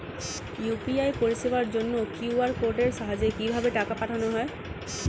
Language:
Bangla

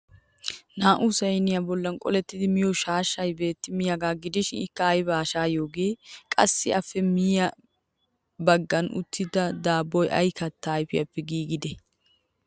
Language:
Wolaytta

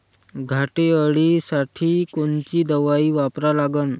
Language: Marathi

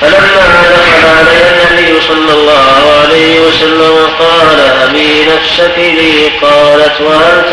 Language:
Arabic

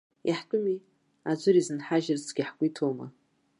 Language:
Abkhazian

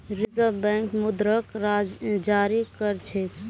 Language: Magahi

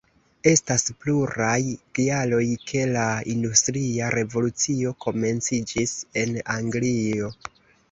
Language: Esperanto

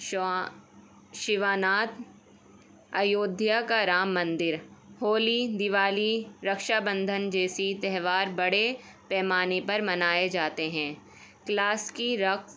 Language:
Urdu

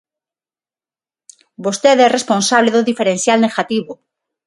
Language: Galician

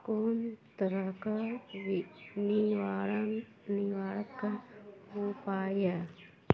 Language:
Maithili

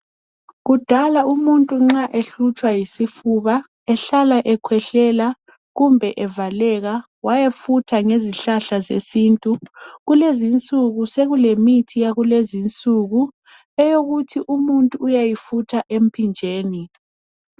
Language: North Ndebele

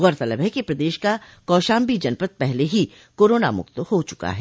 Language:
Hindi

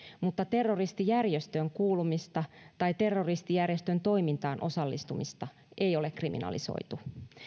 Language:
Finnish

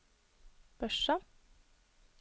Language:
Norwegian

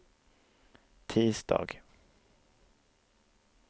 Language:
Swedish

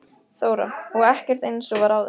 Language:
Icelandic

